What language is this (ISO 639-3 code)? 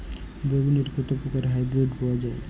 ben